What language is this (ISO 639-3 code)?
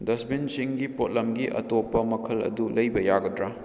mni